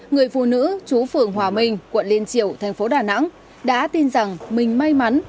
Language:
Vietnamese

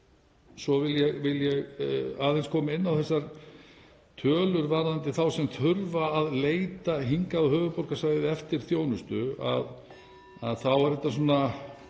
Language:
Icelandic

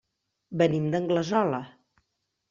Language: Catalan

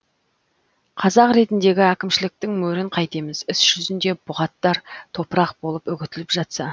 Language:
Kazakh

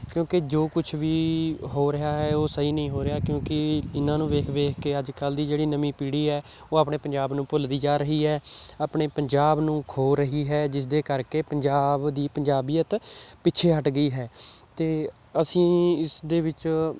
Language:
Punjabi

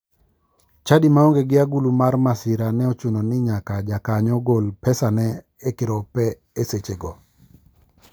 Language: Luo (Kenya and Tanzania)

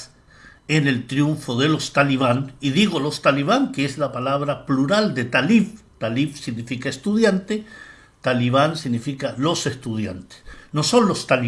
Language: Spanish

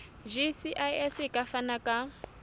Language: Southern Sotho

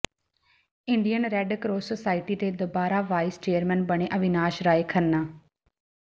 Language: Punjabi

